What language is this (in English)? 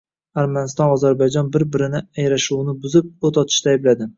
Uzbek